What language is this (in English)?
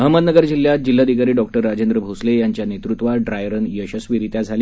Marathi